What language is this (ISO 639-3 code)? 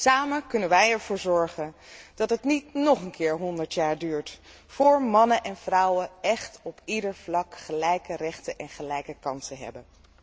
nld